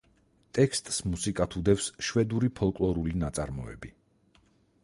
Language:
Georgian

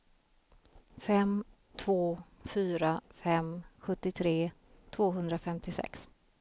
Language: Swedish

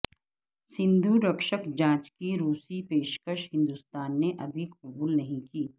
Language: Urdu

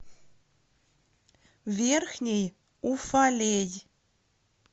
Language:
Russian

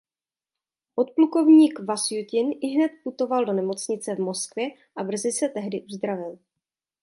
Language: Czech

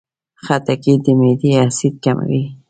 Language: Pashto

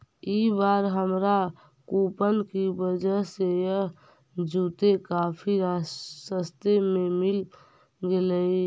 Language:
Magahi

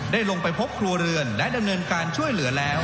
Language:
Thai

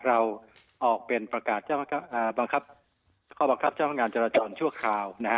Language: Thai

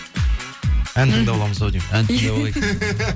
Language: Kazakh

